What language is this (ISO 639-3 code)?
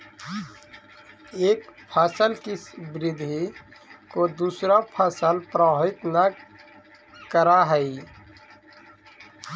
mag